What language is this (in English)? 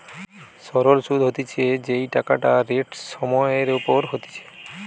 Bangla